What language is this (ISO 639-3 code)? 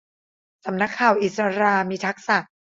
tha